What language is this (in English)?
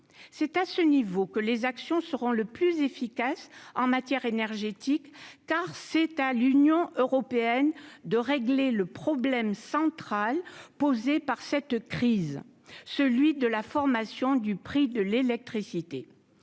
French